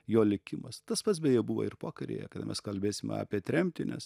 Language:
Lithuanian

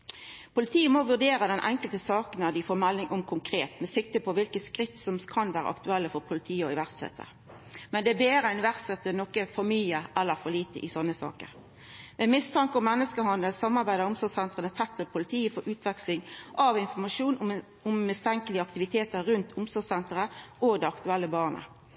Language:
Norwegian Nynorsk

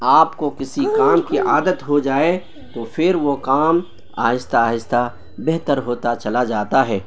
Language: Urdu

